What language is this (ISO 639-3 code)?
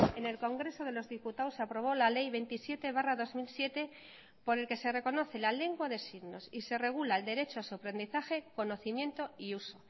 spa